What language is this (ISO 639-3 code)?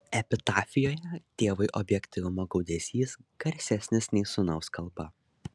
lit